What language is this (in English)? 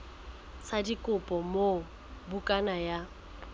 Southern Sotho